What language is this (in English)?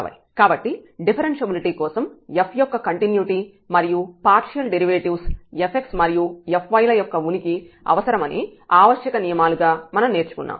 Telugu